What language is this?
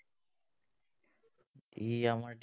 Assamese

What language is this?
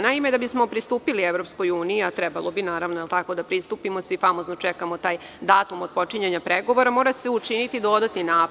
Serbian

